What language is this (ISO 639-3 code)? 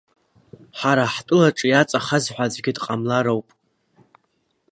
abk